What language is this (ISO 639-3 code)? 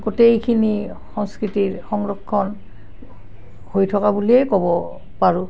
asm